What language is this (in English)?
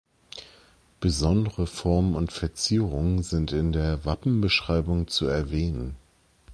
German